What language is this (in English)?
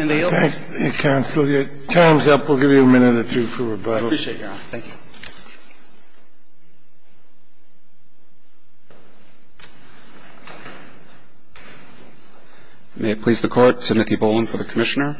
English